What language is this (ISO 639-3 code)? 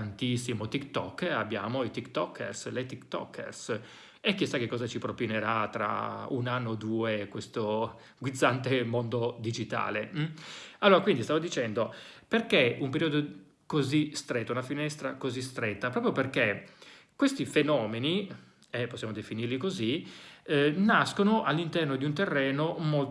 ita